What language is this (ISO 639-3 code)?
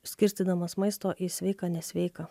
lit